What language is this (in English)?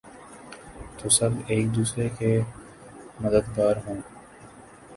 Urdu